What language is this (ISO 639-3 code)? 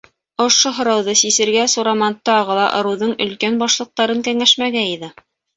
bak